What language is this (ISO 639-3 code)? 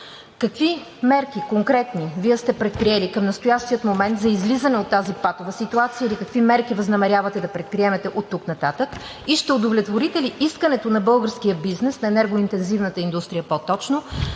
bul